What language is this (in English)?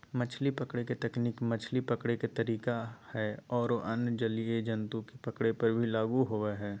Magahi